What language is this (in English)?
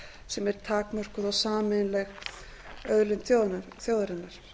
Icelandic